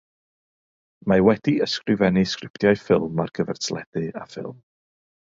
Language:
Welsh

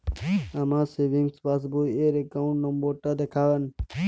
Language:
Bangla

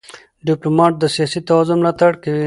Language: Pashto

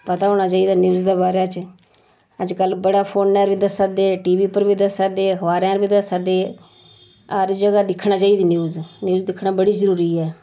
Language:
Dogri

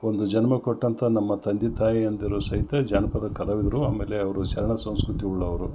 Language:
Kannada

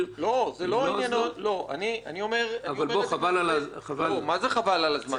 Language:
Hebrew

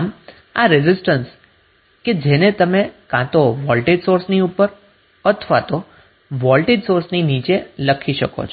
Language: Gujarati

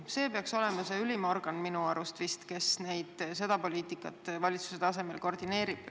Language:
Estonian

